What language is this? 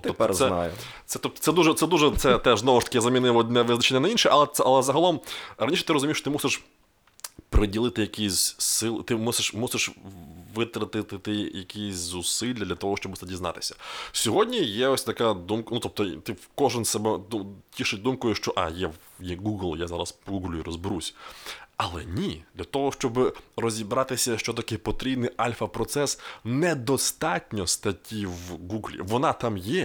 Ukrainian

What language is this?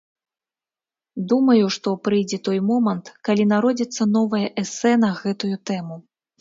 Belarusian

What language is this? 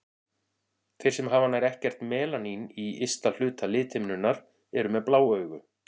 Icelandic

